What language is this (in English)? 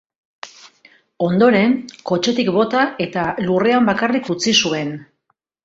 Basque